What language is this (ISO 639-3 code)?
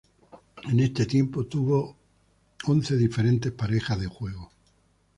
spa